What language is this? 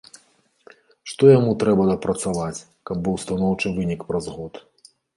Belarusian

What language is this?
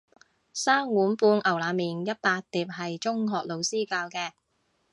Cantonese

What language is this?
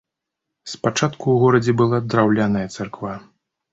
Belarusian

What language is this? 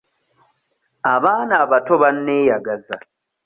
Ganda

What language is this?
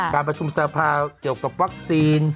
Thai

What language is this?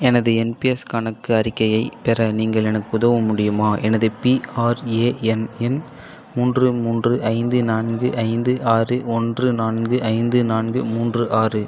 Tamil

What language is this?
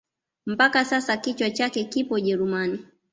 Swahili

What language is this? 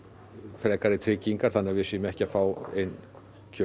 Icelandic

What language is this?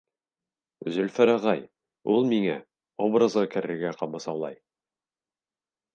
Bashkir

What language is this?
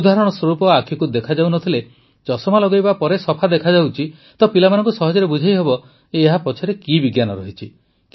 Odia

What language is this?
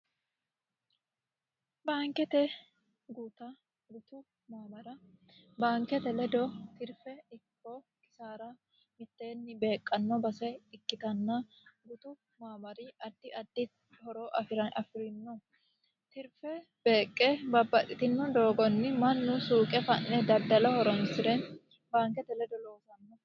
Sidamo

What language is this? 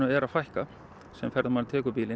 Icelandic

